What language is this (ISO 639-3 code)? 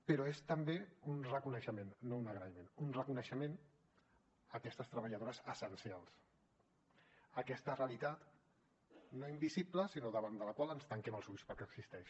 cat